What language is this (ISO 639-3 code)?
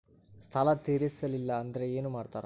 kan